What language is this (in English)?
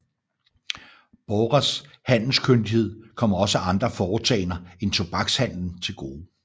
Danish